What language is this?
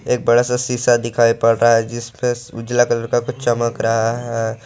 Hindi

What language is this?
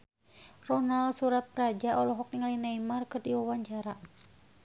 Sundanese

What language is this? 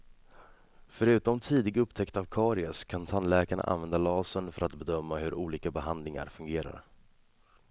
Swedish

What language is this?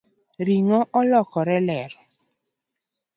Luo (Kenya and Tanzania)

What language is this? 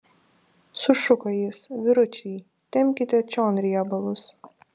Lithuanian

